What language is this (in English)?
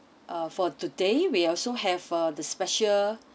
English